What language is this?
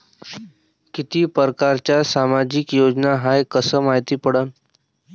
Marathi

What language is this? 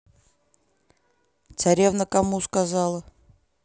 Russian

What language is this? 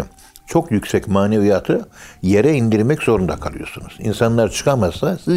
Turkish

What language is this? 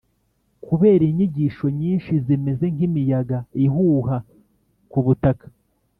Kinyarwanda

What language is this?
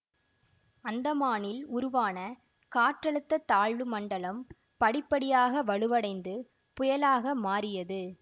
Tamil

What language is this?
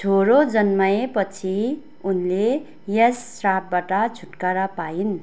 Nepali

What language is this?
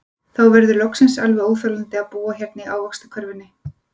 Icelandic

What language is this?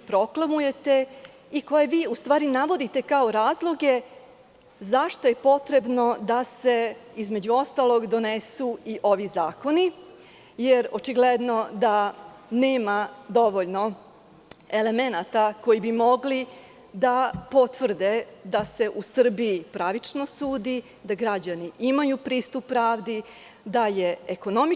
Serbian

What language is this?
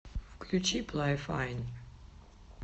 Russian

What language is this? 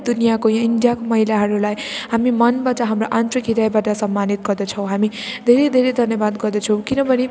Nepali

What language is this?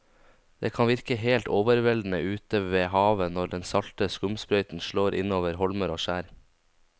Norwegian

